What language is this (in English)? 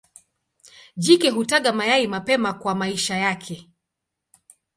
Swahili